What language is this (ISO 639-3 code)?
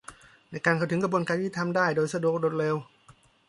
tha